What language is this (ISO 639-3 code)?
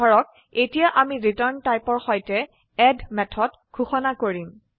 asm